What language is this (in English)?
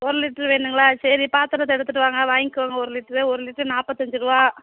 Tamil